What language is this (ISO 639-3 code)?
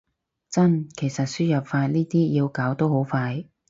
yue